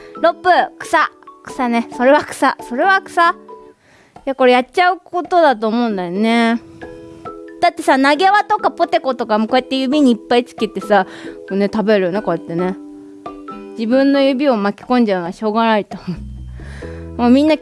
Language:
Japanese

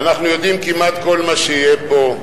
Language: Hebrew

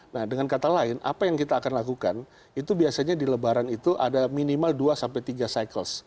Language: Indonesian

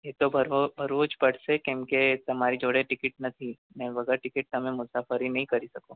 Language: Gujarati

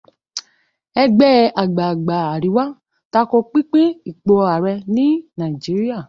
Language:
Yoruba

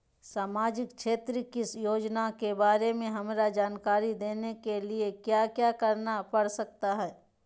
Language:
Magahi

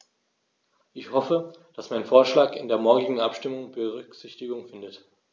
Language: German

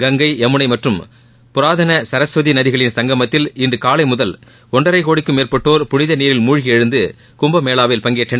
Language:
Tamil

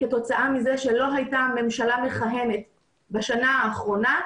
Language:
Hebrew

